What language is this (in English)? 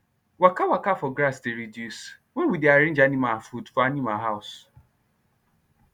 Nigerian Pidgin